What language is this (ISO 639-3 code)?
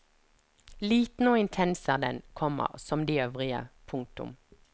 nor